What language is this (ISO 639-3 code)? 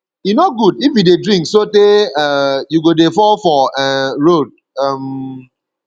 pcm